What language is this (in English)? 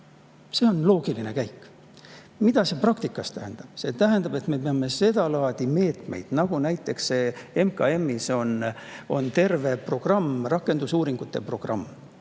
Estonian